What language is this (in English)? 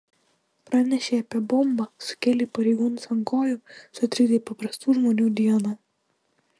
Lithuanian